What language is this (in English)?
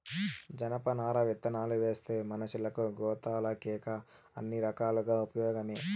Telugu